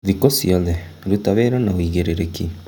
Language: Kikuyu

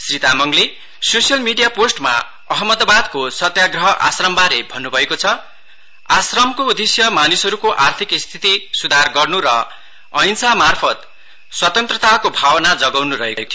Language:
Nepali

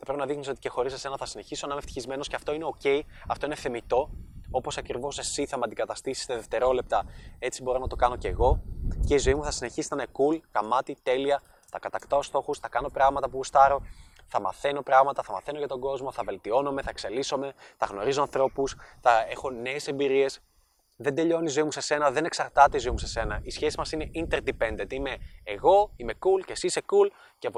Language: Greek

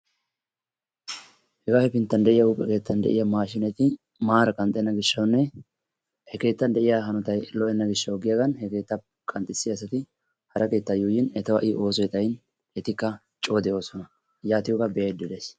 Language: Wolaytta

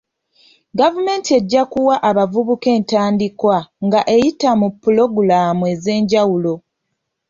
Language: Ganda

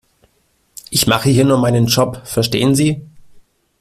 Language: German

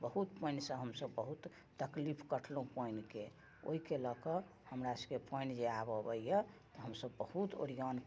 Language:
Maithili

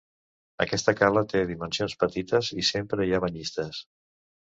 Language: Catalan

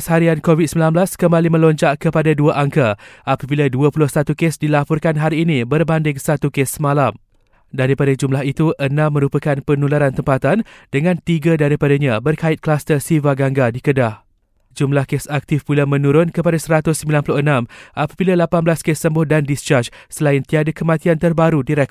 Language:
Malay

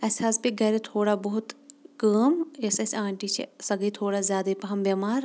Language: Kashmiri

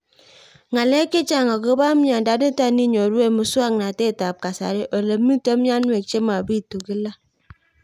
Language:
Kalenjin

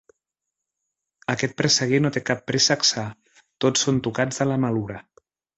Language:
Catalan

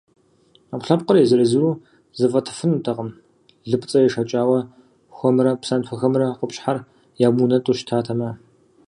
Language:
Kabardian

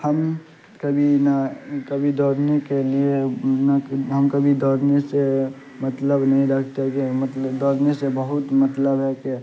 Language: Urdu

